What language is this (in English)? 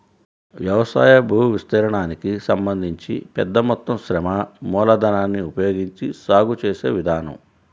Telugu